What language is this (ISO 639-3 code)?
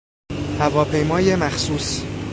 fas